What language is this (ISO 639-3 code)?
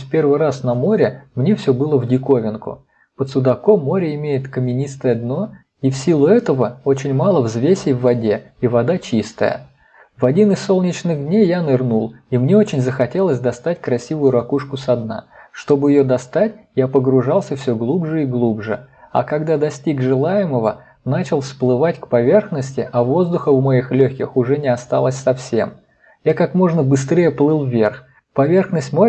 rus